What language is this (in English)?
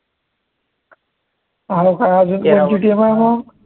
Marathi